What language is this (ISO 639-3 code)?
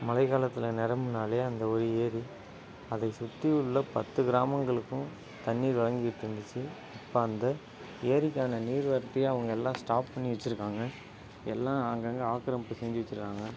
tam